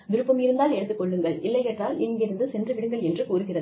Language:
Tamil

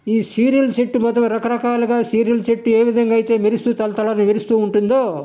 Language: Telugu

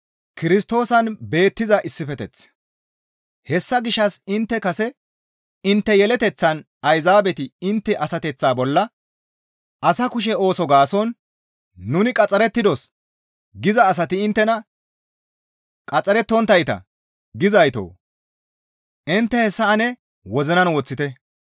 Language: Gamo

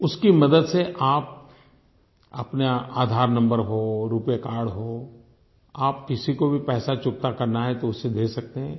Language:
Hindi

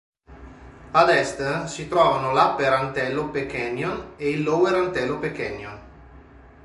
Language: Italian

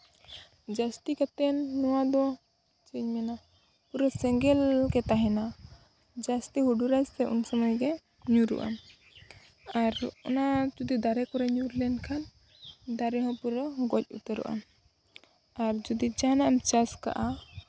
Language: Santali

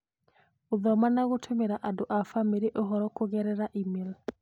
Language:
Kikuyu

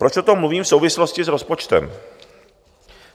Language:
Czech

